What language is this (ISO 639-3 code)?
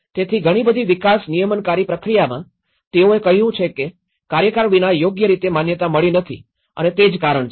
guj